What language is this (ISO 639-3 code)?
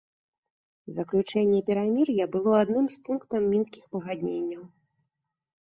bel